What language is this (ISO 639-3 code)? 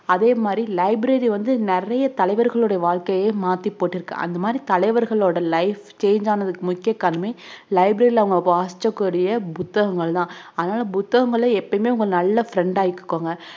tam